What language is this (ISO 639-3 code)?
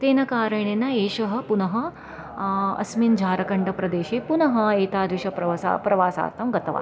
san